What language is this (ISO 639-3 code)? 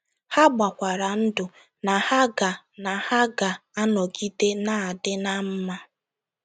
ibo